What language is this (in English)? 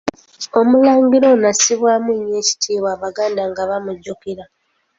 Ganda